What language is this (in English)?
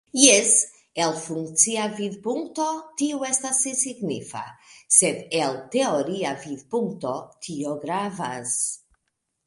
Esperanto